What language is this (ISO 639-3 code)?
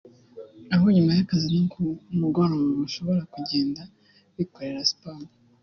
kin